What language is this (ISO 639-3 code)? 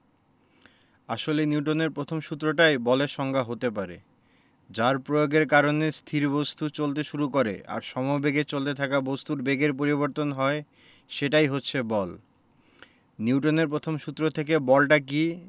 ben